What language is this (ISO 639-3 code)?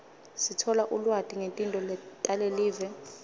ssw